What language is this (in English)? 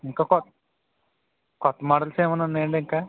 Telugu